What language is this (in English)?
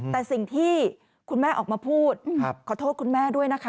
Thai